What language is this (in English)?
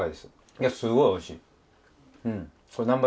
Japanese